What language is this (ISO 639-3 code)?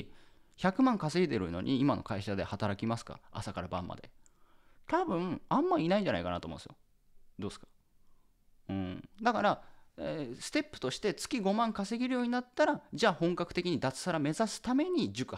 jpn